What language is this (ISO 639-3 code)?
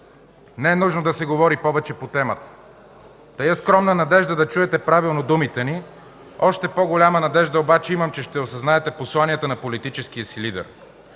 bul